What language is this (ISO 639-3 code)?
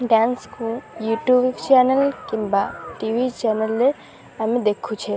ori